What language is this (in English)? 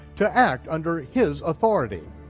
English